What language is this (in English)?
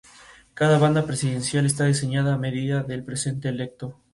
Spanish